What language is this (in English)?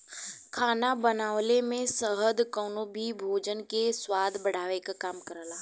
Bhojpuri